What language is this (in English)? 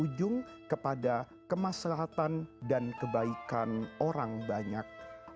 Indonesian